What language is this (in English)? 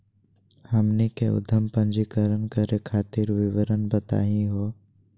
Magahi